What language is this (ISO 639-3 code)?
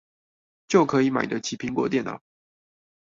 zho